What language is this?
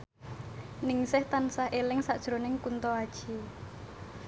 Javanese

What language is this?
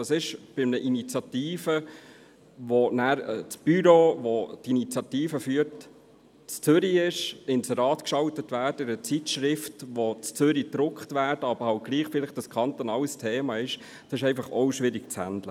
Swiss German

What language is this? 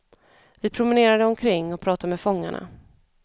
Swedish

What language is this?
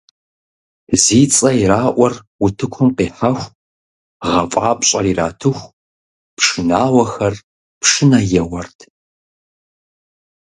Kabardian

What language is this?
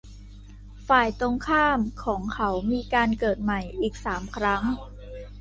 Thai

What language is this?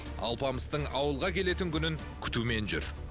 Kazakh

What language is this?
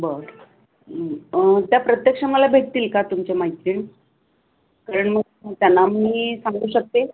Marathi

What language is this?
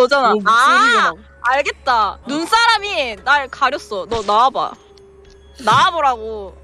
Korean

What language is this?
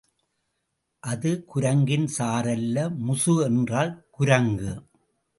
Tamil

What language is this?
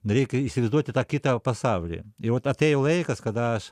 Lithuanian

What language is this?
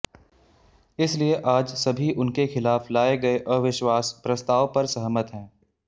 Hindi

